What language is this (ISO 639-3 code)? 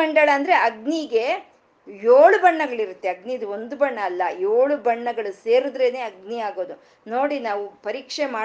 kan